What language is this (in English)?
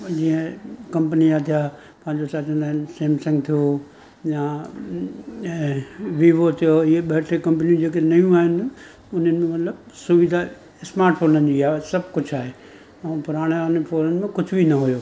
Sindhi